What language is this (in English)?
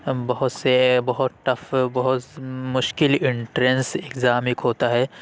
Urdu